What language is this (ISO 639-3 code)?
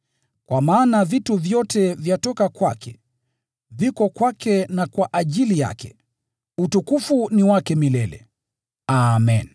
swa